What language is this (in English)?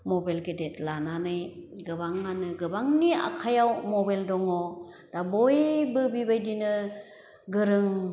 Bodo